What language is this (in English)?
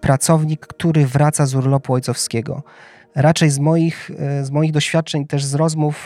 Polish